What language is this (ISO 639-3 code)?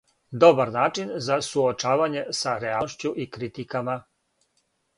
srp